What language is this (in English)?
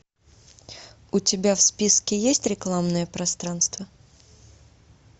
Russian